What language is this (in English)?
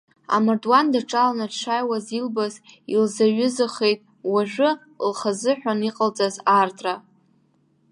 Abkhazian